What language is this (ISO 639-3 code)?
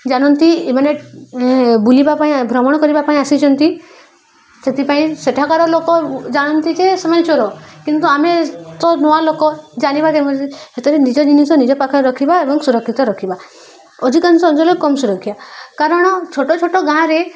ori